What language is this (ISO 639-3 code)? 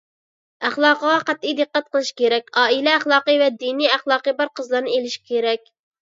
uig